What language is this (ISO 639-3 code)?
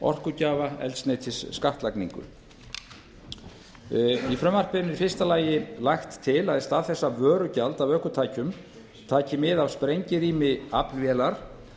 isl